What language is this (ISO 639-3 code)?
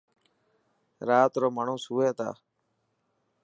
mki